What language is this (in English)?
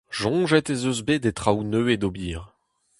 Breton